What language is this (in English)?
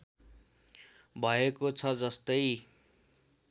Nepali